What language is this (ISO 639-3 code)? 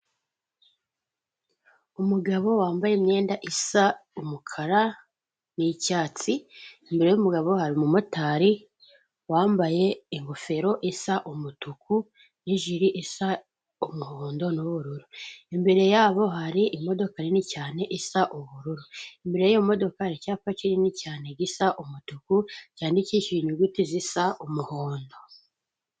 kin